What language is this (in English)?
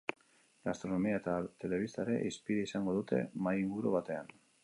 Basque